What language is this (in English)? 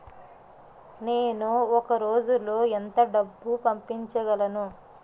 Telugu